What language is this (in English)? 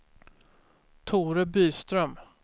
Swedish